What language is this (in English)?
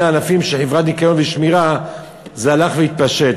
Hebrew